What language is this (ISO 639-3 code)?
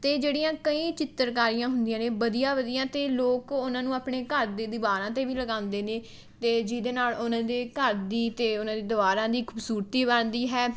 pan